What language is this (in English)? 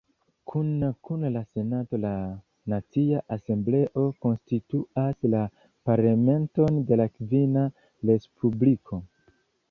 Esperanto